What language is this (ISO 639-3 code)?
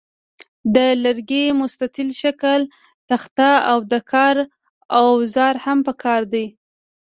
pus